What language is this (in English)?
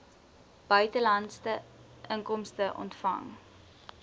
Afrikaans